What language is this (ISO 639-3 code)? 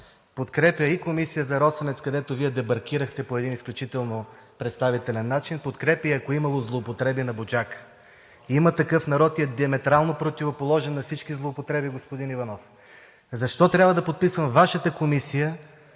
bul